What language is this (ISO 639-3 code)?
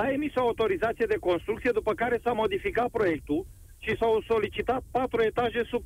ron